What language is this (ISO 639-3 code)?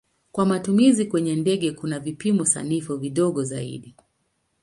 swa